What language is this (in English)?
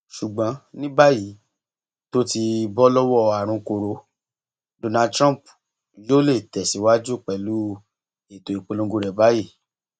Yoruba